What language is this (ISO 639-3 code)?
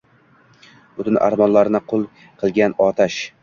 uzb